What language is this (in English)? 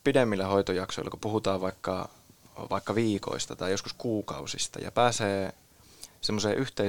Finnish